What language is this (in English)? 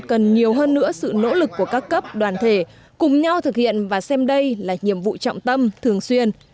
Vietnamese